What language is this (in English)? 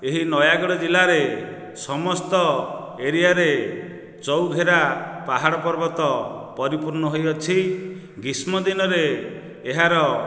Odia